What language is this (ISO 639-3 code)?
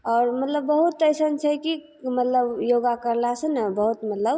mai